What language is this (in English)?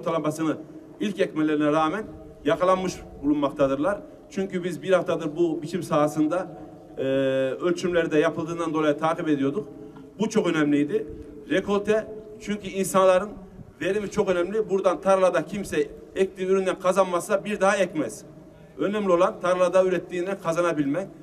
Turkish